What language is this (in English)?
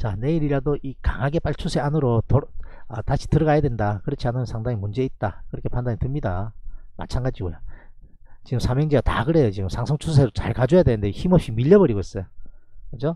Korean